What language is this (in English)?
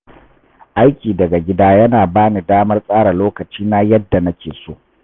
Hausa